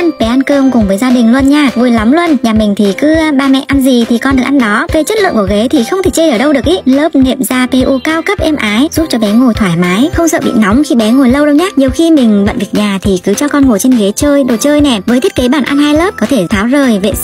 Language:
Vietnamese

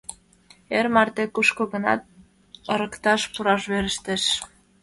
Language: Mari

